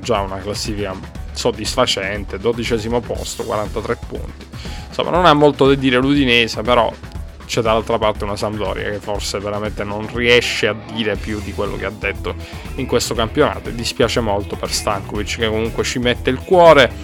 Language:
Italian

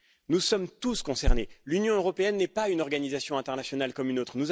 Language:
French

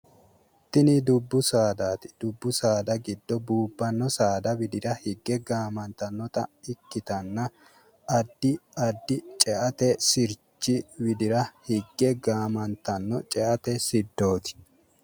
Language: Sidamo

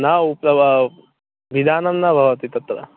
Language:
Sanskrit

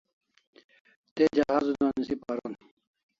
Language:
Kalasha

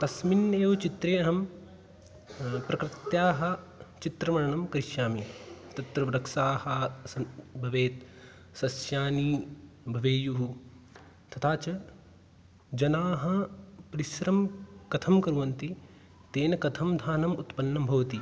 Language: Sanskrit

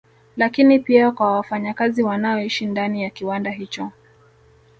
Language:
Swahili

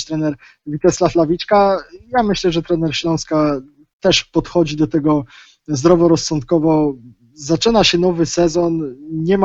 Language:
Polish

